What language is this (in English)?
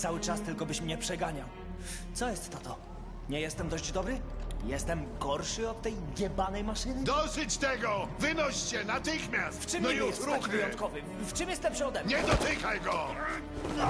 Polish